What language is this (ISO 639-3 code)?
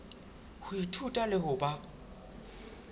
sot